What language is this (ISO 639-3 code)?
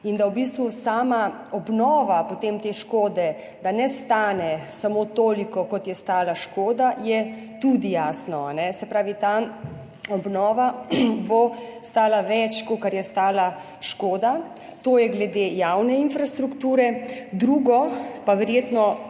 slv